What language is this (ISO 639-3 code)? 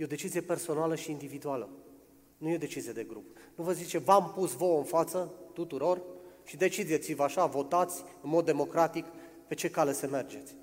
ron